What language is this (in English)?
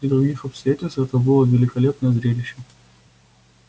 Russian